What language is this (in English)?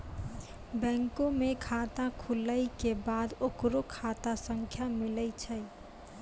Maithili